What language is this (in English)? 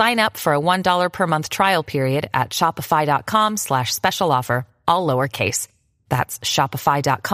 English